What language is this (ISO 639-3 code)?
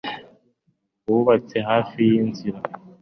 kin